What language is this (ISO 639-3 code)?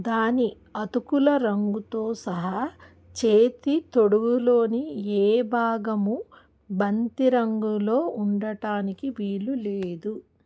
tel